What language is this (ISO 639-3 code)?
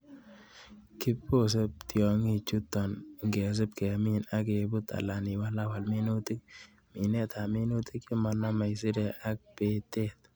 kln